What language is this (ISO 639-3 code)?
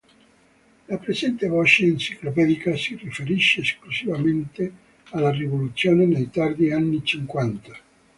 ita